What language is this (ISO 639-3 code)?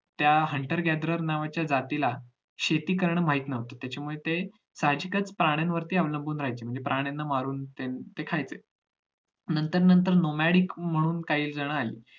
mar